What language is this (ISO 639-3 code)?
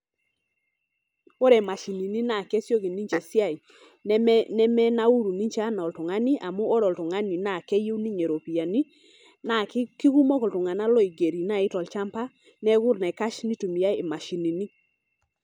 mas